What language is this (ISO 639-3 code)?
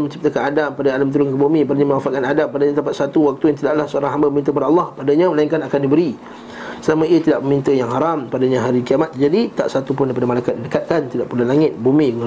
msa